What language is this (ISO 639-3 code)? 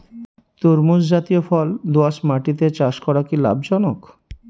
ben